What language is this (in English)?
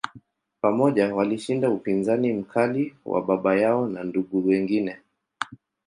Swahili